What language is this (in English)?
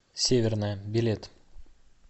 Russian